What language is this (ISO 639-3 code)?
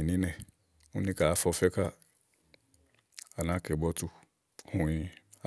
ahl